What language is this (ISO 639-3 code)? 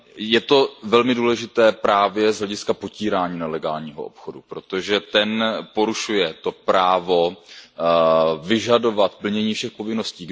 ces